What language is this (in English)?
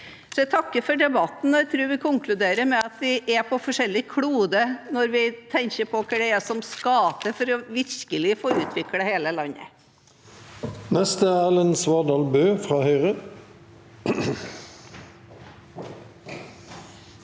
Norwegian